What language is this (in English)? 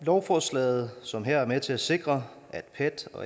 Danish